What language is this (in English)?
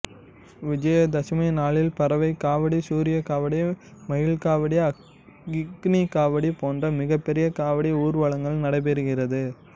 Tamil